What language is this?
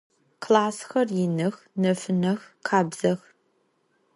Adyghe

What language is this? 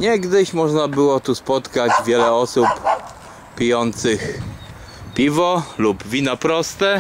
Polish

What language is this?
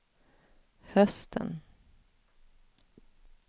Swedish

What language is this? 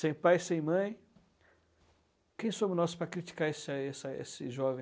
Portuguese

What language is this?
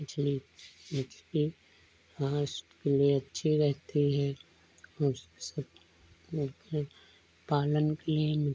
Hindi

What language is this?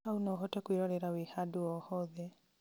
Kikuyu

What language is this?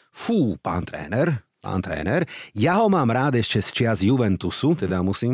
Slovak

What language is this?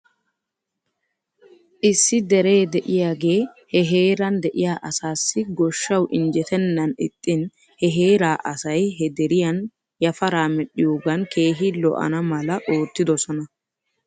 Wolaytta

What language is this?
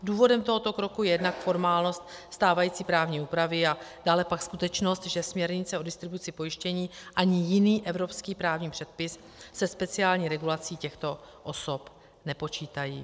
Czech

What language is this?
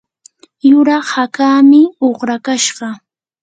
Yanahuanca Pasco Quechua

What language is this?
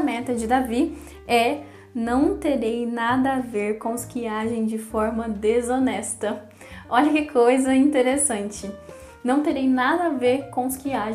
Portuguese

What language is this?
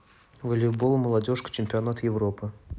Russian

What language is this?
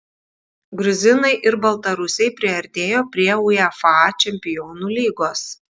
Lithuanian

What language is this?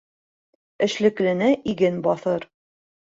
Bashkir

